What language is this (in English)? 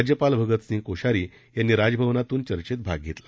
Marathi